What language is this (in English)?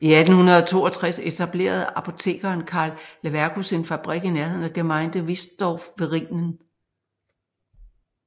Danish